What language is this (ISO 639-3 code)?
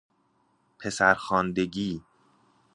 fas